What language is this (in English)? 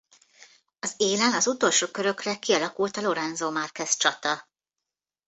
Hungarian